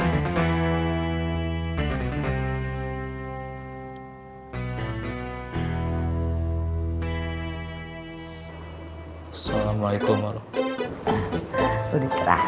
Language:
Indonesian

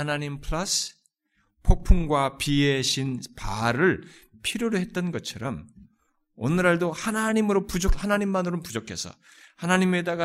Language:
Korean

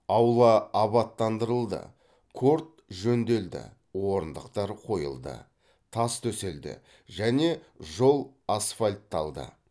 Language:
Kazakh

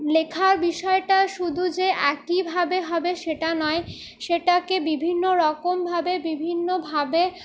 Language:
Bangla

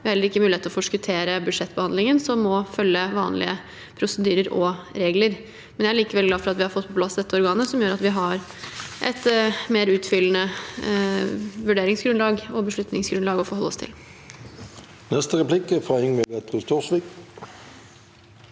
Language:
Norwegian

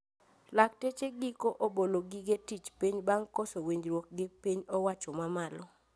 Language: Luo (Kenya and Tanzania)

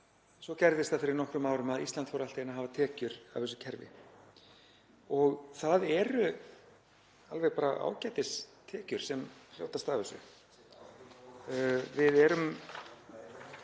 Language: Icelandic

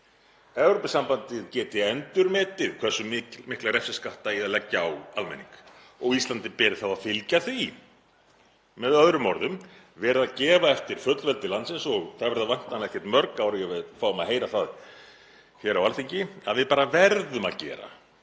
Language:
Icelandic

